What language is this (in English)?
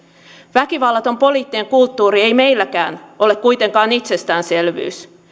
Finnish